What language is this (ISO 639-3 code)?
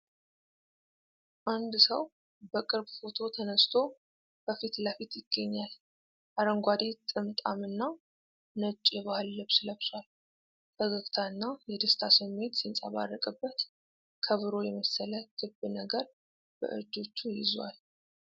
amh